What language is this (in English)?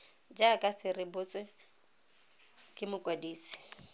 Tswana